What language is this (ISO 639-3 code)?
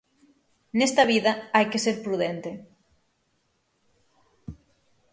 glg